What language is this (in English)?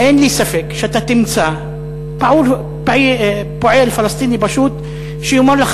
Hebrew